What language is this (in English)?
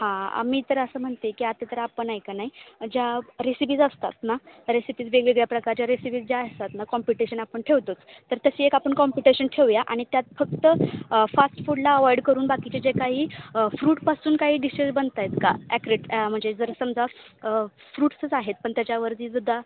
Marathi